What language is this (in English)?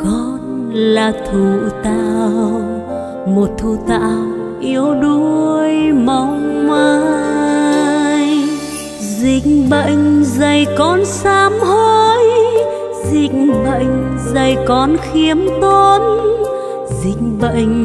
Vietnamese